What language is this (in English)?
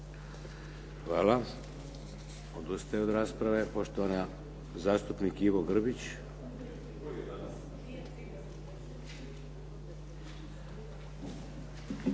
Croatian